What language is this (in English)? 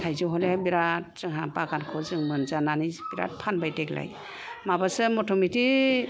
Bodo